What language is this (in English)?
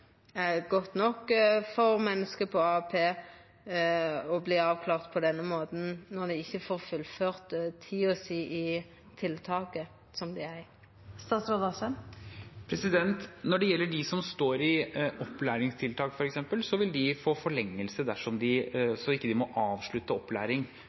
Norwegian